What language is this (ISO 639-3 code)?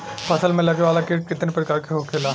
bho